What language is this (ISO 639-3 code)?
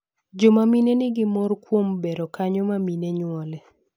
luo